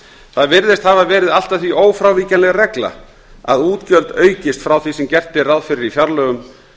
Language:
Icelandic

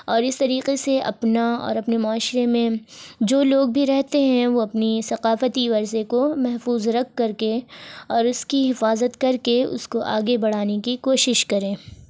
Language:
Urdu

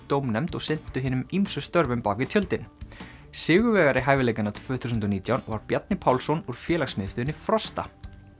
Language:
Icelandic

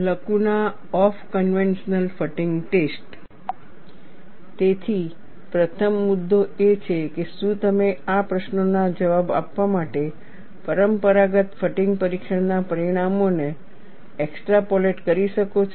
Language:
Gujarati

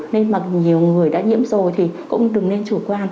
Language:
Vietnamese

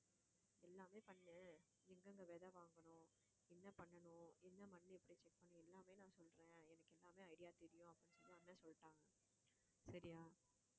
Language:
Tamil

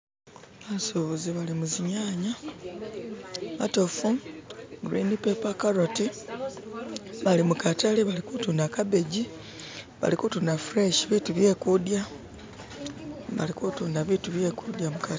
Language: Masaaba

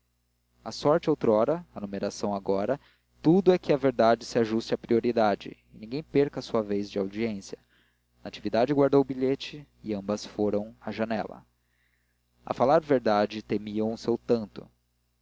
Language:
Portuguese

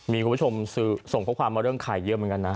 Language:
Thai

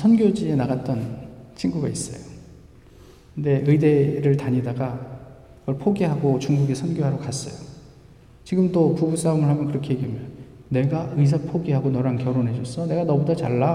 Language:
Korean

